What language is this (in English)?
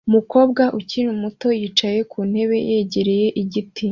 Kinyarwanda